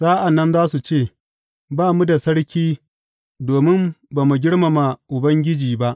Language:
Hausa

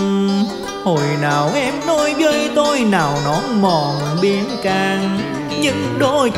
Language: Vietnamese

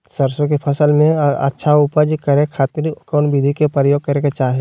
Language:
Magahi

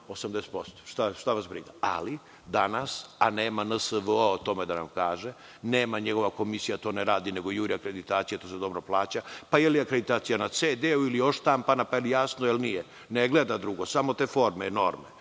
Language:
Serbian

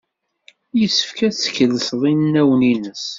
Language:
Kabyle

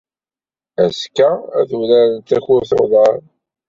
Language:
Kabyle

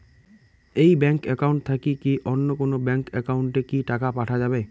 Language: Bangla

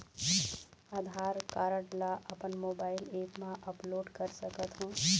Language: Chhattisgarhi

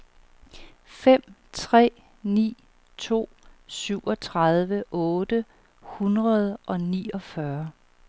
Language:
Danish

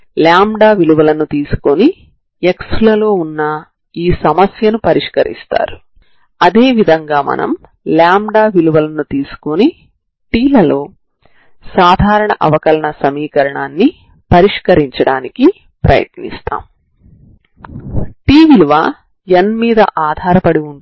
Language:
Telugu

